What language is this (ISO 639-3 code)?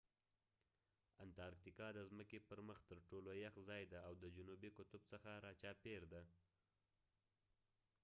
pus